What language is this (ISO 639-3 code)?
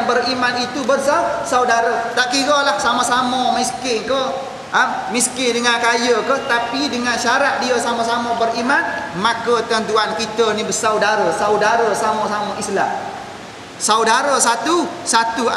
msa